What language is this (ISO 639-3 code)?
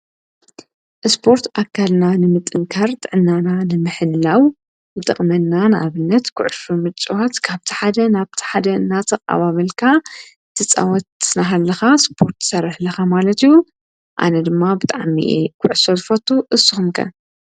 tir